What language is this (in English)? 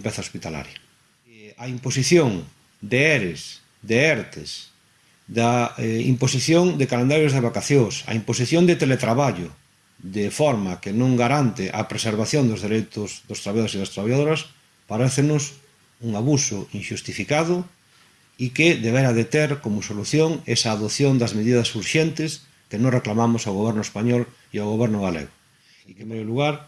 Spanish